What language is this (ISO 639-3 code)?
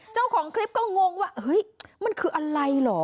tha